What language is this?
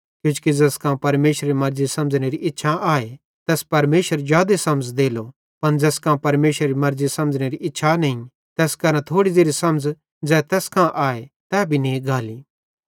Bhadrawahi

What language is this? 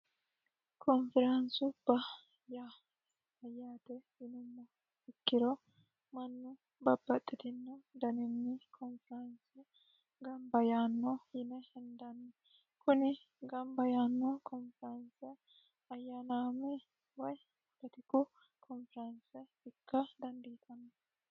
Sidamo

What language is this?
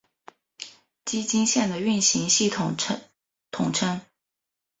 Chinese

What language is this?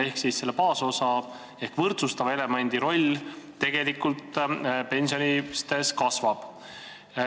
Estonian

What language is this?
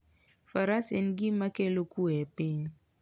Luo (Kenya and Tanzania)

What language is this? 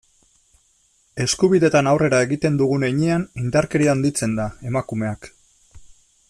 Basque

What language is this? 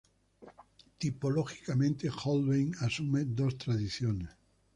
Spanish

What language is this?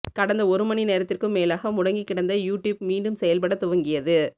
Tamil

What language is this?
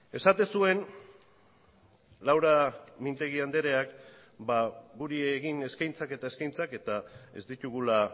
Basque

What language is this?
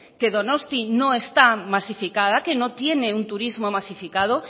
Spanish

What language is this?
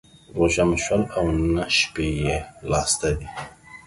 Pashto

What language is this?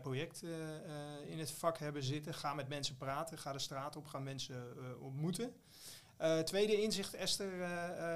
Dutch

